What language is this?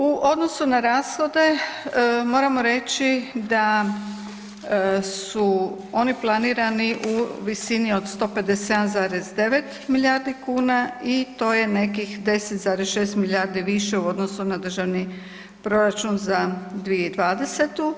Croatian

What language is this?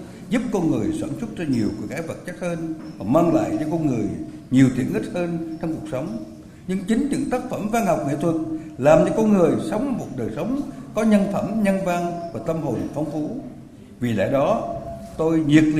Vietnamese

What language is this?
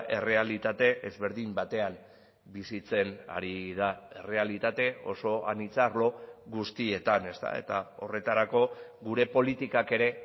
Basque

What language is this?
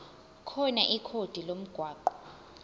Zulu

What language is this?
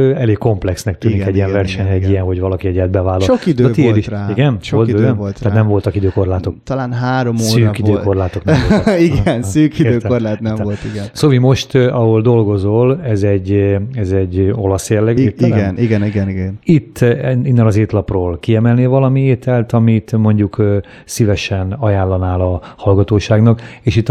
Hungarian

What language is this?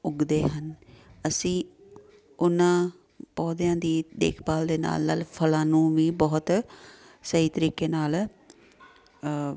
Punjabi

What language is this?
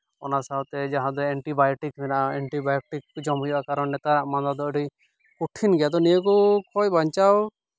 Santali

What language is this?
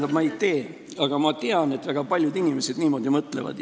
Estonian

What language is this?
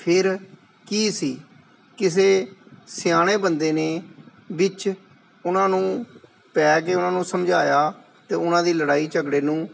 Punjabi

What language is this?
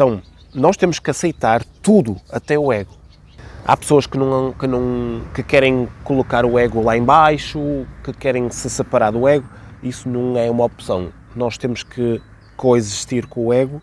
Portuguese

